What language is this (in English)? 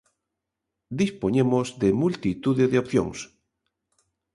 Galician